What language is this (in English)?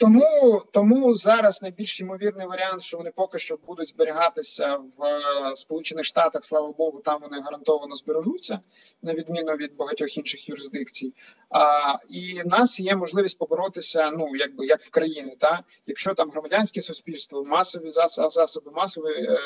Ukrainian